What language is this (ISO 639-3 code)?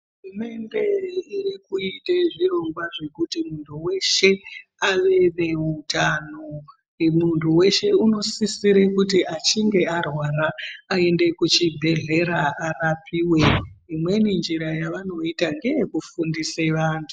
ndc